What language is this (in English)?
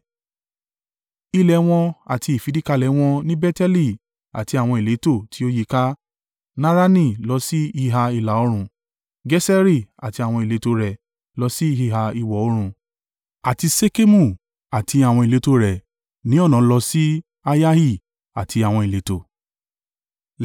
Yoruba